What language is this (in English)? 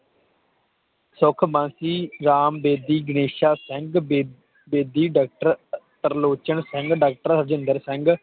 Punjabi